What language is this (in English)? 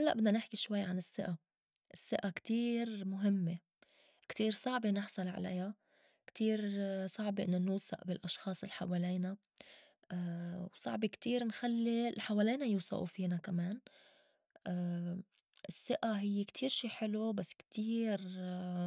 North Levantine Arabic